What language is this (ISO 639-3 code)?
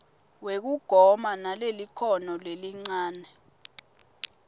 ssw